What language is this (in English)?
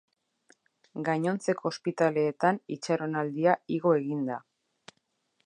Basque